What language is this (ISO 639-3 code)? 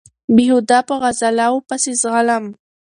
pus